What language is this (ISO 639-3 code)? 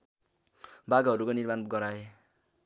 nep